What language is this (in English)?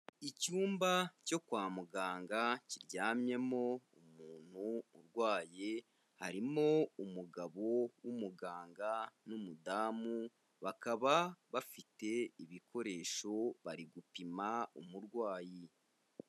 Kinyarwanda